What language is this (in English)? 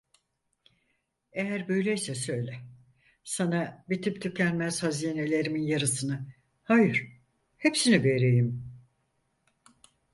Turkish